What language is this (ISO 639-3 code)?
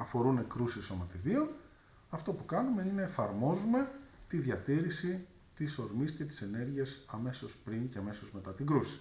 ell